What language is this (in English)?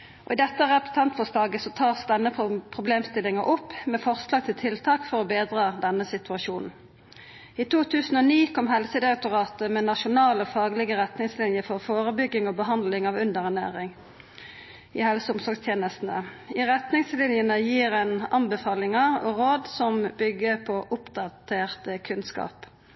Norwegian Nynorsk